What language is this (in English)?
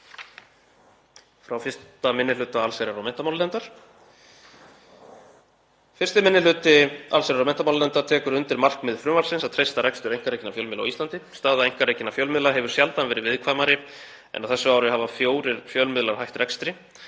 Icelandic